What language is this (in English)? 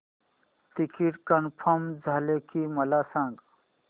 Marathi